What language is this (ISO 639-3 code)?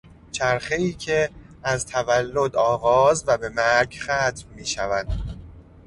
fas